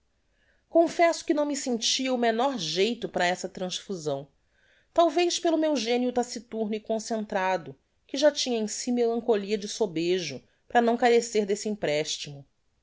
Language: Portuguese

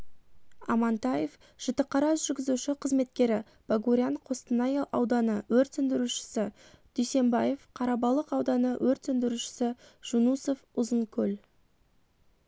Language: Kazakh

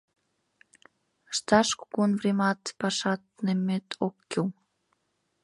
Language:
Mari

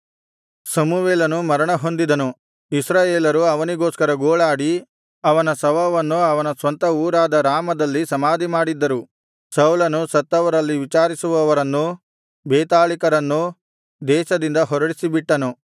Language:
Kannada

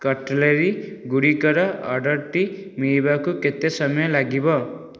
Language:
Odia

